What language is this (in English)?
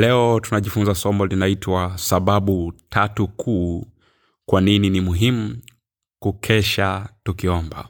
Swahili